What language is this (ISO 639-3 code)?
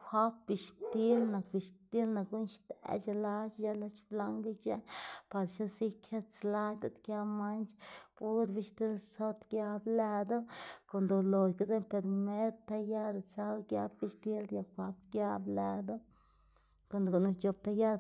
ztg